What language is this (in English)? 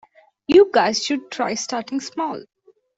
English